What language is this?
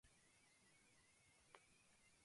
Guarani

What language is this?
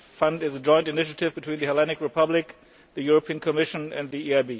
English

